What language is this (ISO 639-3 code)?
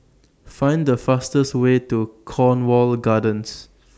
eng